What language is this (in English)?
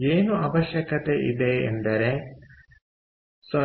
Kannada